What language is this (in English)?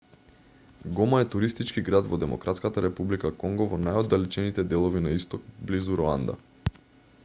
Macedonian